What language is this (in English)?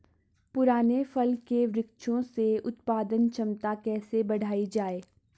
Hindi